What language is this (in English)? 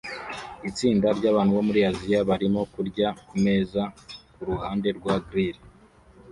Kinyarwanda